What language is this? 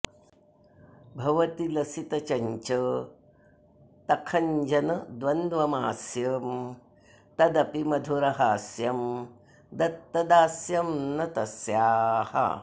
Sanskrit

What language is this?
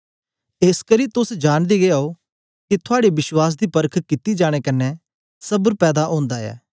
Dogri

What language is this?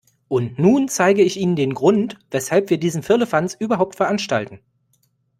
German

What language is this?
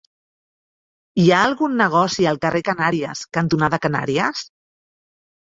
Catalan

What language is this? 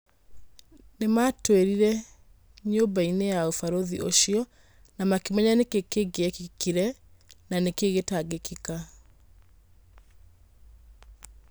Kikuyu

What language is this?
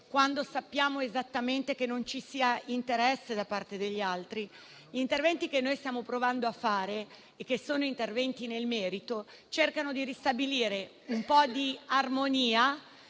Italian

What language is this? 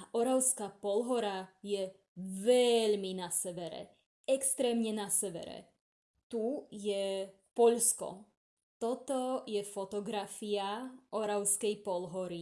Slovak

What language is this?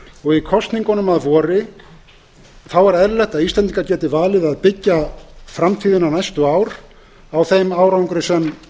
Icelandic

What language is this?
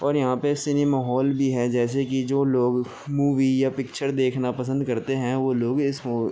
Urdu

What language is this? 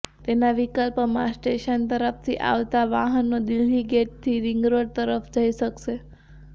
Gujarati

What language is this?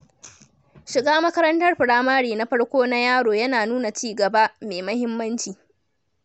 Hausa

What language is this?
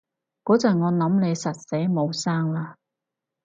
Cantonese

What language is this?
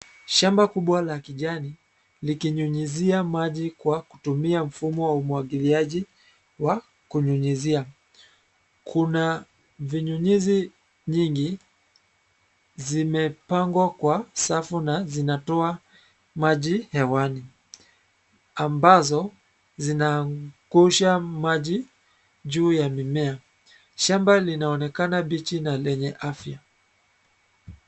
Swahili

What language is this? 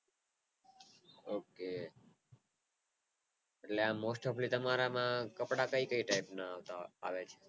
Gujarati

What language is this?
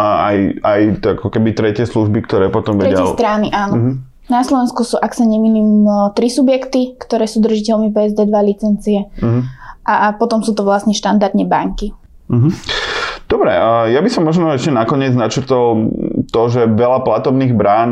Slovak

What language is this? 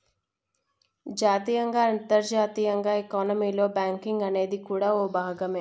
Telugu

